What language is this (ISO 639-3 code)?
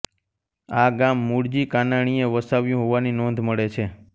guj